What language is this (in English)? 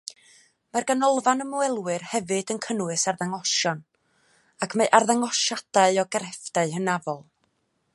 Welsh